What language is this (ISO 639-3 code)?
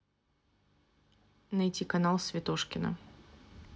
rus